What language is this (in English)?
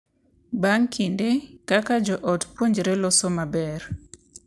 Luo (Kenya and Tanzania)